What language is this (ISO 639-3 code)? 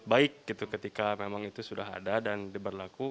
ind